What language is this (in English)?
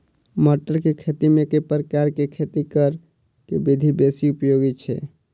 Maithili